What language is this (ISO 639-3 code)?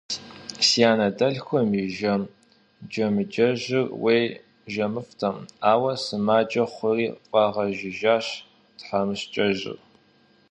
kbd